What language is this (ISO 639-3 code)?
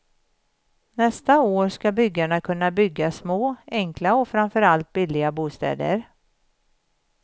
swe